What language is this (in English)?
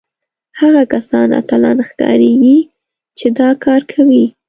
Pashto